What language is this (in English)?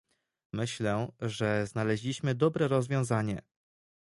Polish